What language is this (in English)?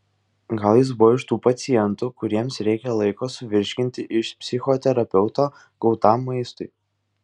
Lithuanian